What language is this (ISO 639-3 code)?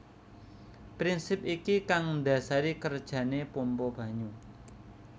jav